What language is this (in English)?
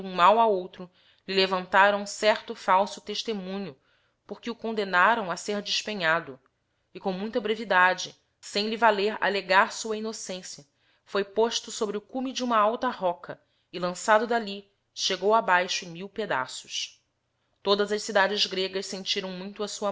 Portuguese